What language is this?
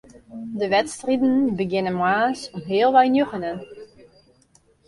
Western Frisian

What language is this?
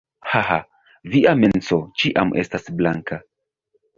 Esperanto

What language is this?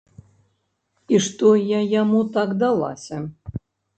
Belarusian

